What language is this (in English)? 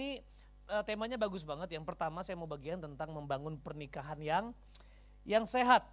Indonesian